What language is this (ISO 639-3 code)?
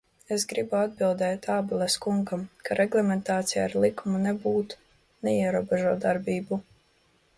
lav